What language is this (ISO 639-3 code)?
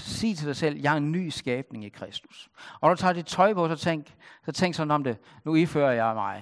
dan